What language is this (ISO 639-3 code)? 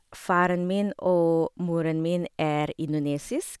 nor